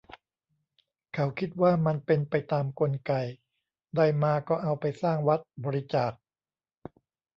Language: Thai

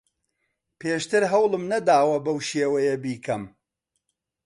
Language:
Central Kurdish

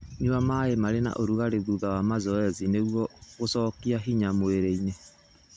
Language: Kikuyu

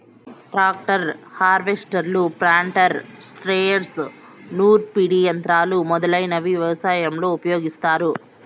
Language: Telugu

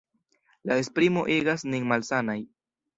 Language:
Esperanto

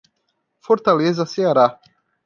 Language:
Portuguese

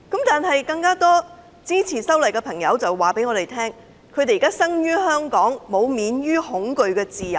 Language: Cantonese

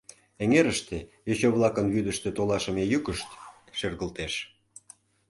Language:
Mari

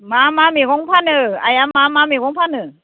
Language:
Bodo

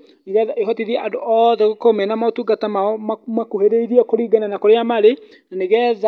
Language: Kikuyu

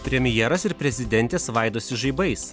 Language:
Lithuanian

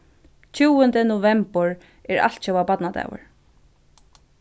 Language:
Faroese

